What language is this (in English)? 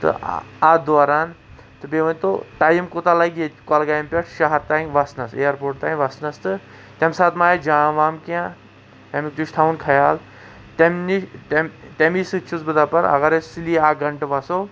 Kashmiri